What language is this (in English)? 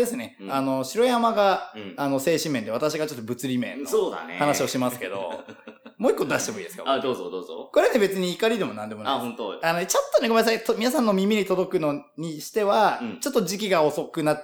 Japanese